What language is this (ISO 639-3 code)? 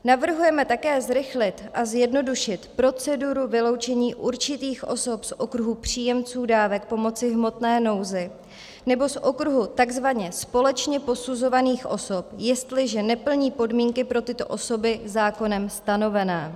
ces